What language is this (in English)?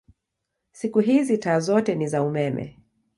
Swahili